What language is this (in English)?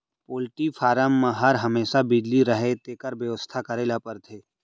Chhattisgarhi